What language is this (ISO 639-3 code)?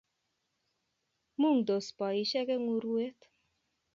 kln